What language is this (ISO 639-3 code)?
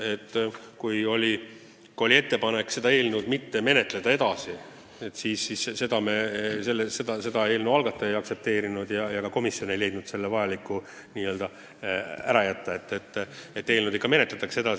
est